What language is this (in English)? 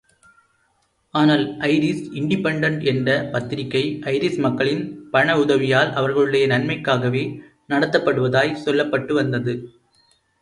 Tamil